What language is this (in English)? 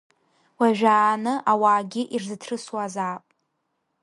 Abkhazian